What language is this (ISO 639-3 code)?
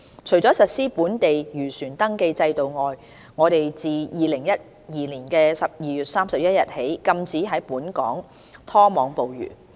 yue